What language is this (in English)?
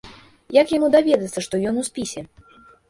Belarusian